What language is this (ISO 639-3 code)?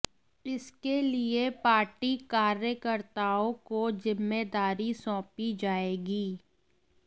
hin